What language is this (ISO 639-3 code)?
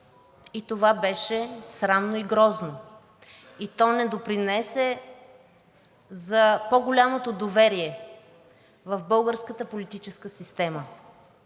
bul